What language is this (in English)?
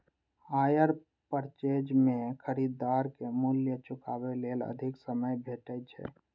Maithili